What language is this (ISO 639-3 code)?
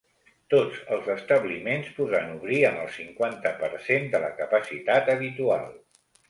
cat